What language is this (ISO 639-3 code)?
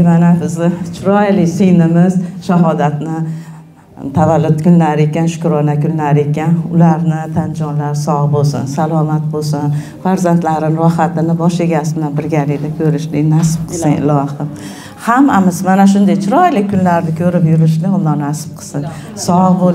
tur